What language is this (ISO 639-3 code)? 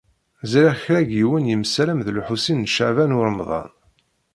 kab